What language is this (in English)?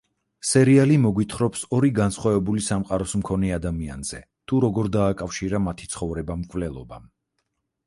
Georgian